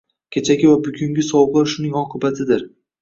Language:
Uzbek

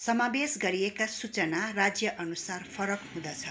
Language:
Nepali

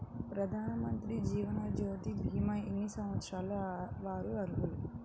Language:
Telugu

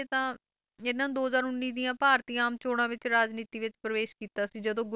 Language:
Punjabi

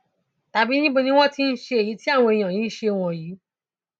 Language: Yoruba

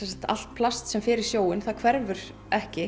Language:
Icelandic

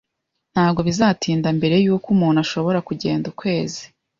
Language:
Kinyarwanda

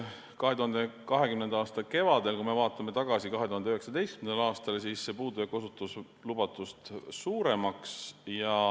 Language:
Estonian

